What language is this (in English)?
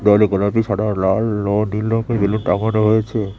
Bangla